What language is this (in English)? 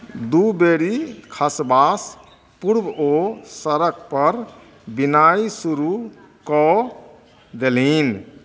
Maithili